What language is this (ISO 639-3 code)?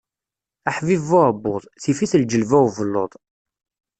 kab